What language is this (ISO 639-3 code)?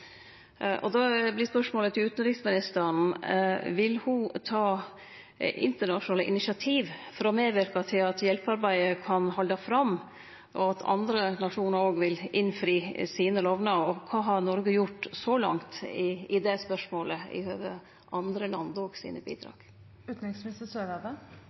nor